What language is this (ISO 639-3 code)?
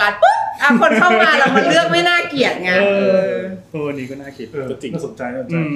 tha